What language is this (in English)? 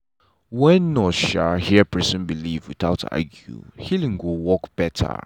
Nigerian Pidgin